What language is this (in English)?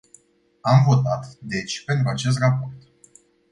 Romanian